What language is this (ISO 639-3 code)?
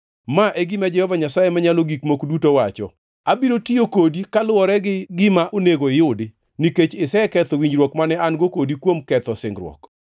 luo